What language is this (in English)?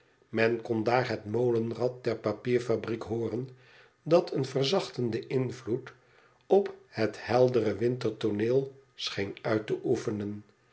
Dutch